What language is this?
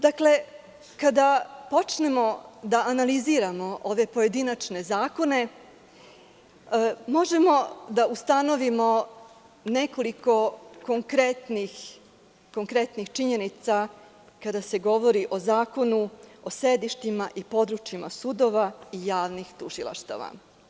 Serbian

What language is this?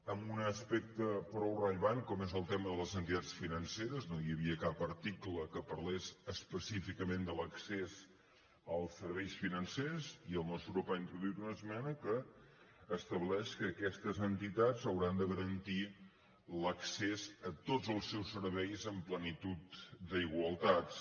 Catalan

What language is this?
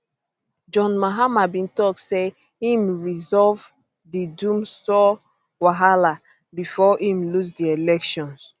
Nigerian Pidgin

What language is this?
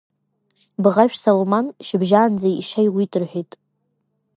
Abkhazian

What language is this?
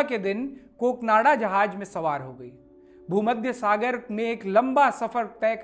Hindi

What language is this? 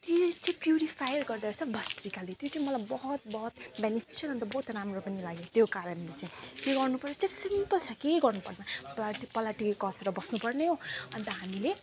Nepali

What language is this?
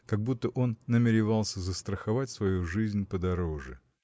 Russian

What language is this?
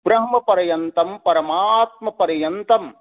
Sanskrit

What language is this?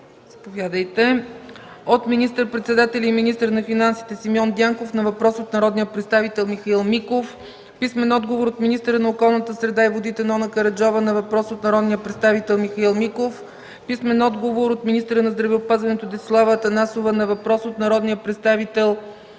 Bulgarian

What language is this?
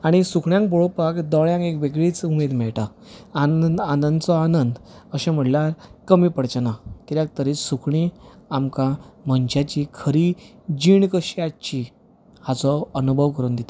Konkani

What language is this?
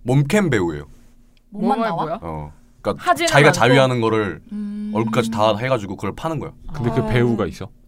Korean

